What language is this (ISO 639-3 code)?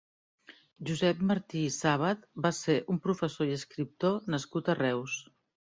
cat